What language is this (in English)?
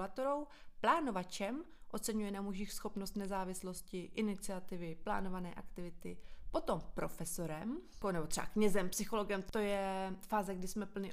Czech